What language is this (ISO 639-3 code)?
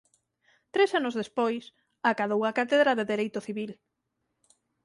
glg